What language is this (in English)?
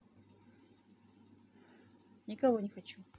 Russian